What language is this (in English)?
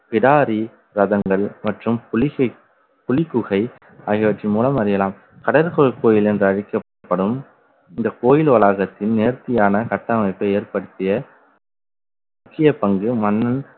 Tamil